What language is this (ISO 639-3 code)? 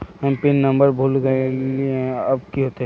mag